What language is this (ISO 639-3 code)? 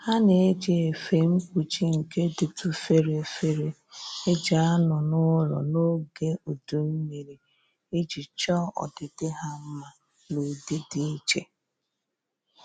ibo